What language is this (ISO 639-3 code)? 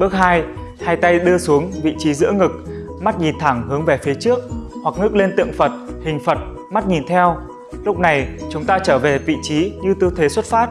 vie